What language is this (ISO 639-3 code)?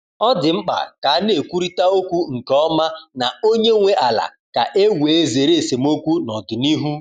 ibo